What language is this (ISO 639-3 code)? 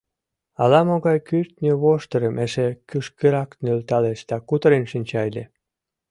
chm